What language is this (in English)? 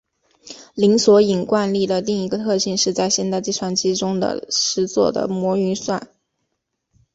Chinese